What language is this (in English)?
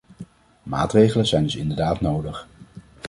Dutch